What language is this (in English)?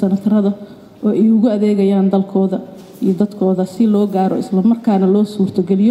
Arabic